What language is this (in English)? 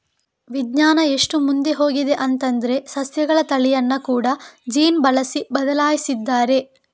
Kannada